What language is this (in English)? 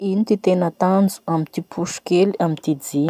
Masikoro Malagasy